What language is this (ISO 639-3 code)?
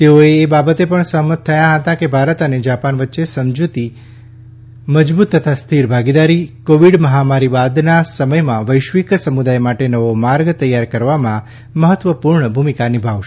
guj